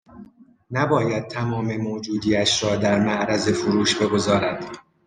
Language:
Persian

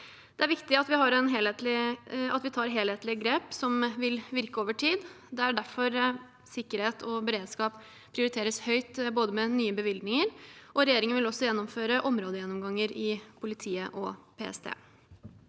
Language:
Norwegian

